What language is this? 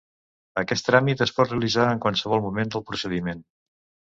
Catalan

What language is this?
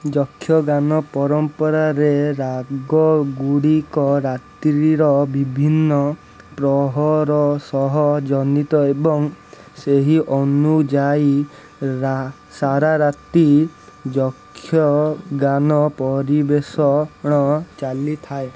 Odia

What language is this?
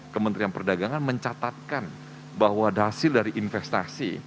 Indonesian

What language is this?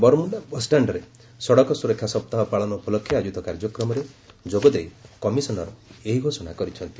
Odia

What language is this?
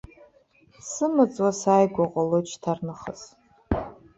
Abkhazian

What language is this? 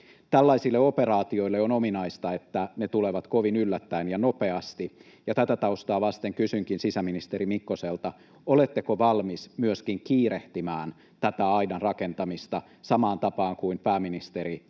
Finnish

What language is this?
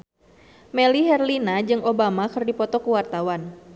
Sundanese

